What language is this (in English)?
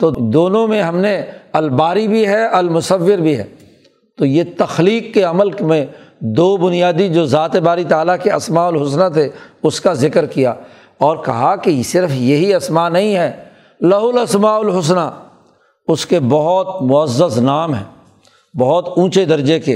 Urdu